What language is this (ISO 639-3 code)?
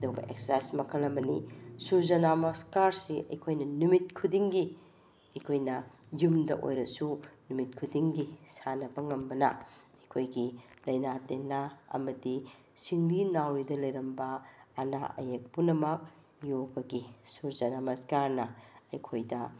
mni